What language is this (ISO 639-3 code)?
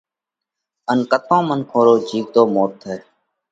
kvx